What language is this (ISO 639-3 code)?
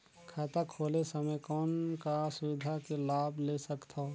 hne